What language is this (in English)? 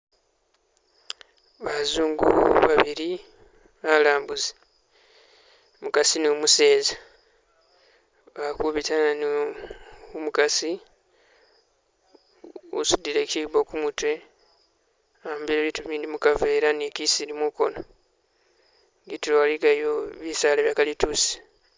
Masaaba